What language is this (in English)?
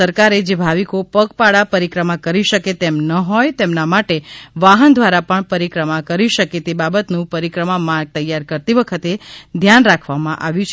Gujarati